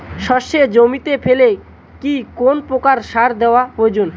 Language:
Bangla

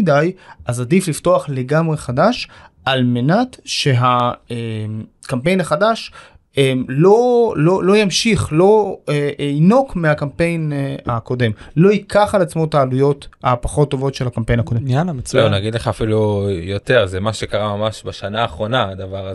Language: Hebrew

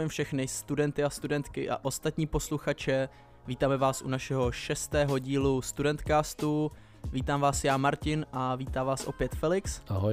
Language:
Czech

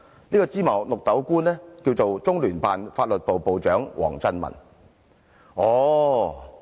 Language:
Cantonese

